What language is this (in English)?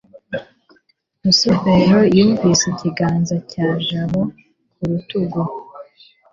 Kinyarwanda